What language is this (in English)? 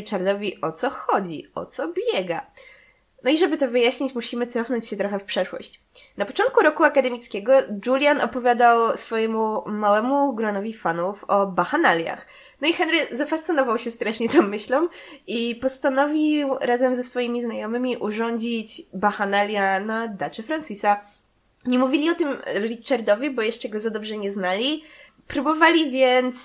Polish